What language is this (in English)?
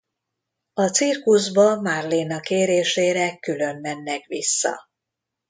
Hungarian